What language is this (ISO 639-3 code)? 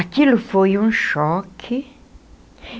por